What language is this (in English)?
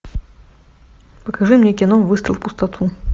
Russian